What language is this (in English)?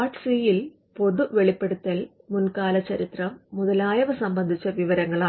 Malayalam